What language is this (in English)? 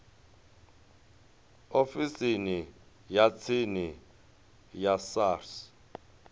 Venda